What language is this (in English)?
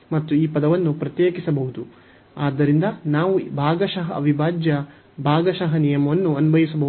Kannada